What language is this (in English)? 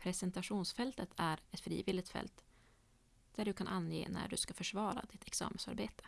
Swedish